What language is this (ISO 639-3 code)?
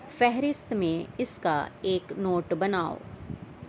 urd